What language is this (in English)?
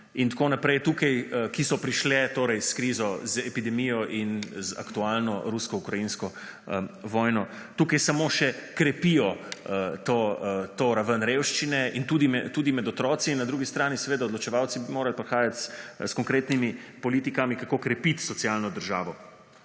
Slovenian